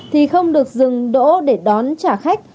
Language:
Vietnamese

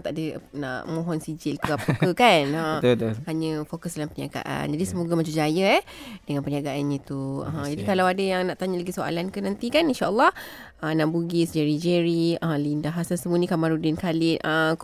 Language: Malay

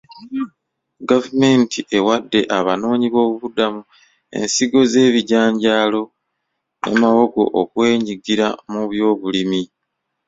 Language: Ganda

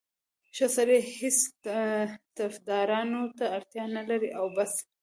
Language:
Pashto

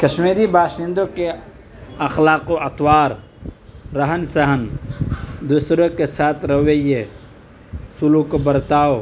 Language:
Urdu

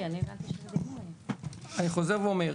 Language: Hebrew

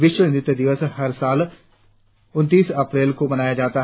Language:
Hindi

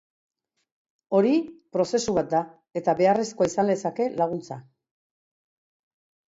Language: Basque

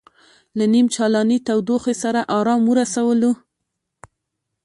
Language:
Pashto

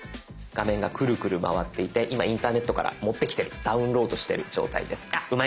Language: Japanese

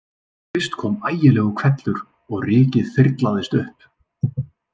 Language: Icelandic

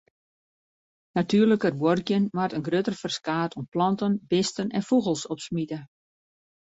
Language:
Western Frisian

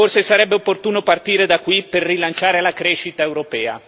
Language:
Italian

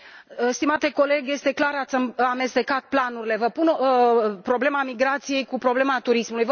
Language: Romanian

